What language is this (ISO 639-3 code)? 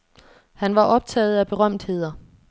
dan